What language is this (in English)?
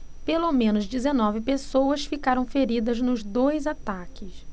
Portuguese